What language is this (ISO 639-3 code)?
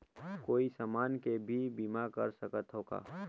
hne